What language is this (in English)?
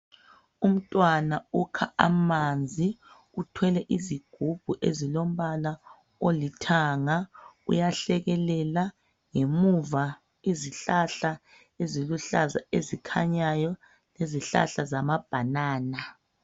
North Ndebele